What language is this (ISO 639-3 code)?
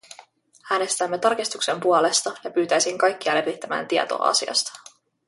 fin